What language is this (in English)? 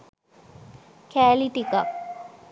Sinhala